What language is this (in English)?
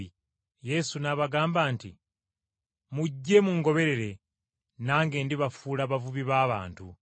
Ganda